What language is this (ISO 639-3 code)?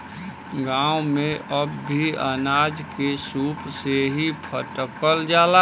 bho